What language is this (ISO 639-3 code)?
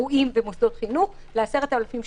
heb